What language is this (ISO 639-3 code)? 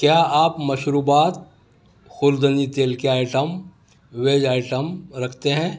urd